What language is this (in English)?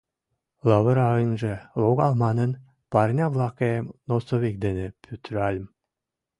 Mari